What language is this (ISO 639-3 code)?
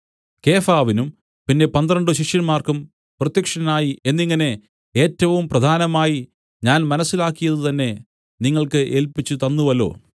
mal